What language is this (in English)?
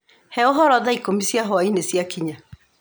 Kikuyu